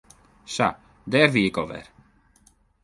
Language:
Western Frisian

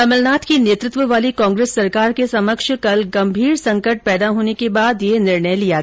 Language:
Hindi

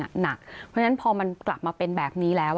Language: Thai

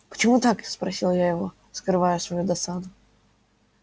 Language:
Russian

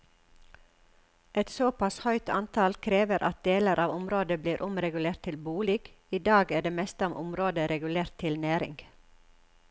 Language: Norwegian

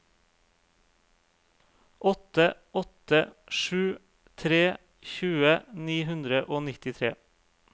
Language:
Norwegian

